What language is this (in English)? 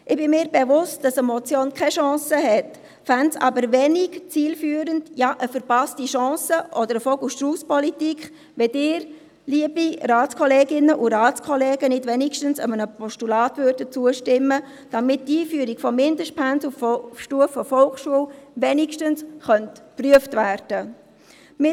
Swiss German